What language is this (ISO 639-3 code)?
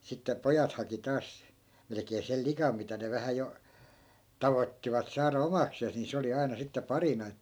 fin